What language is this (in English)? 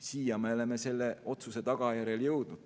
Estonian